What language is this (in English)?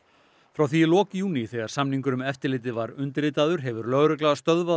Icelandic